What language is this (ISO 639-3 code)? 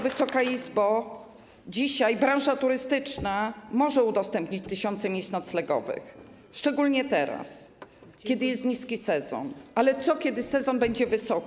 pol